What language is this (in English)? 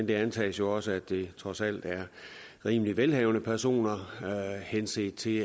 Danish